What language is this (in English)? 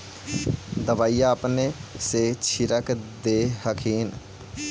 Magahi